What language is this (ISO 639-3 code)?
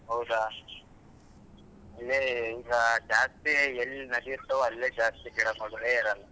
kan